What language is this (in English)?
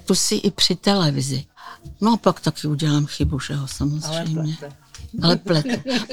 Czech